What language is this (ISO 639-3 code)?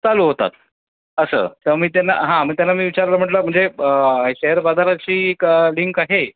mar